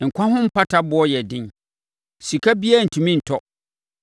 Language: Akan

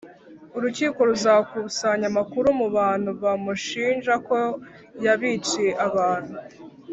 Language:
Kinyarwanda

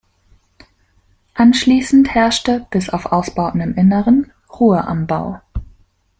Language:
German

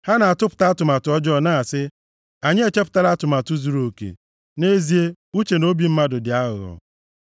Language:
Igbo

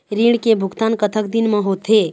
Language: Chhattisgarhi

